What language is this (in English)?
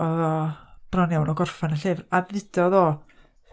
Welsh